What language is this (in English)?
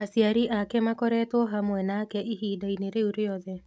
Kikuyu